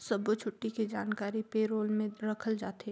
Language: Chhattisgarhi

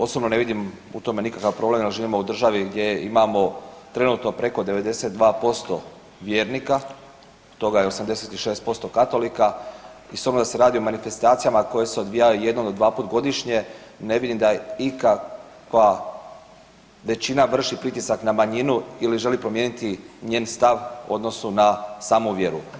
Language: Croatian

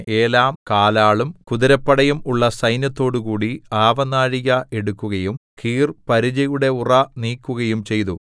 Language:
Malayalam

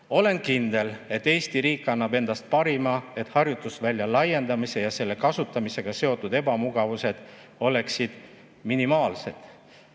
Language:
Estonian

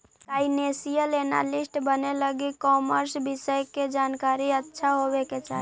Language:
Magahi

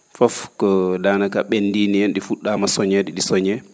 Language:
Fula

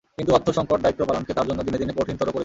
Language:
Bangla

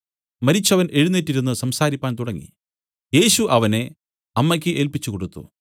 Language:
Malayalam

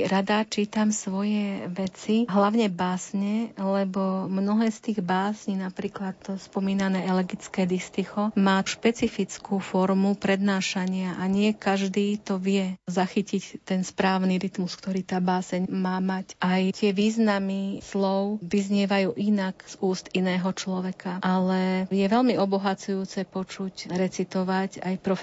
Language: Slovak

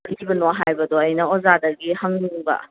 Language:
Manipuri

